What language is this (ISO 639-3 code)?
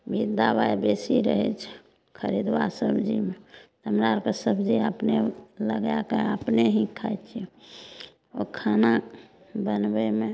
mai